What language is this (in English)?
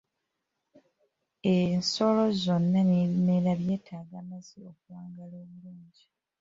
Ganda